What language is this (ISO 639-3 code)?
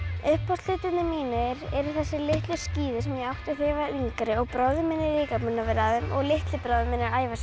isl